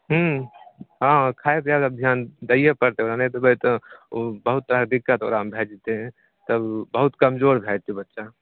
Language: Maithili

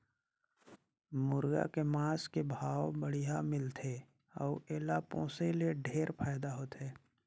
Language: Chhattisgarhi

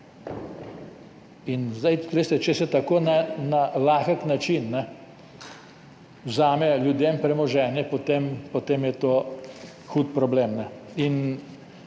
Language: Slovenian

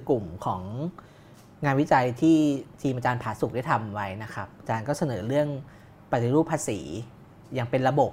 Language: Thai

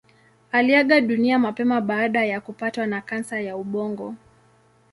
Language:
Swahili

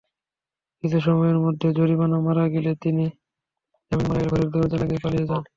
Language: Bangla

